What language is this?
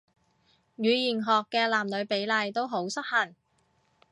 Cantonese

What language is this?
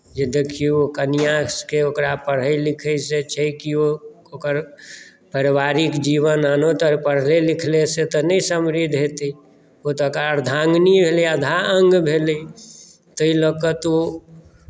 Maithili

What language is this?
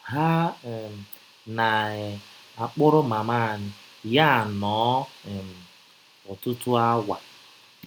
Igbo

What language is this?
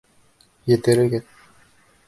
Bashkir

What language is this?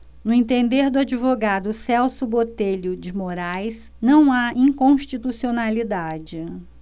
Portuguese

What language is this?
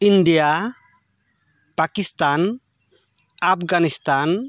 Santali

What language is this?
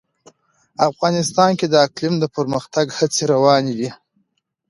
Pashto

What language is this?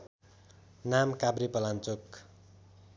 Nepali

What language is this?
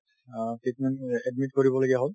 Assamese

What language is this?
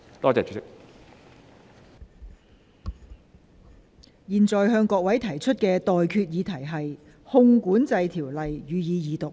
Cantonese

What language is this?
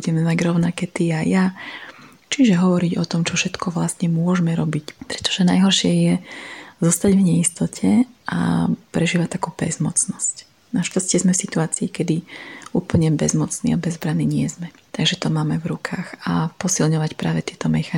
Slovak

